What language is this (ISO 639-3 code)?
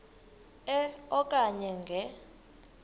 xho